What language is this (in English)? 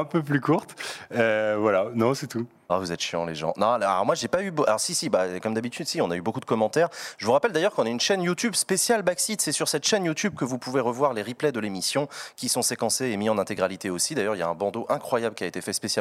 French